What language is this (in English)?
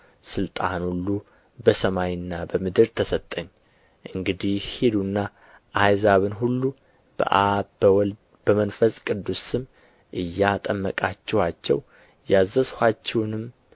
Amharic